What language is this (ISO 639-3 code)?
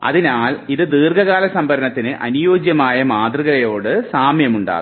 mal